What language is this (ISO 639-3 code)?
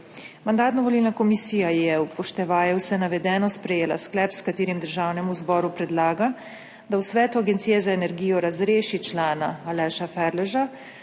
slv